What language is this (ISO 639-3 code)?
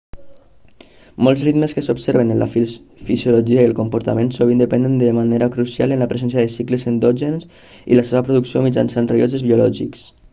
cat